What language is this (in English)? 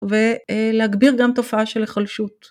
Hebrew